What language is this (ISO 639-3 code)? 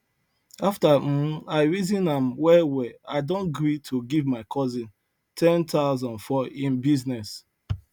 pcm